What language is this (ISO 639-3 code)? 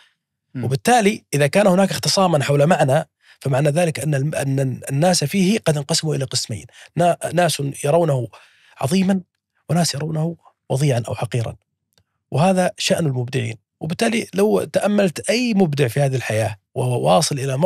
ara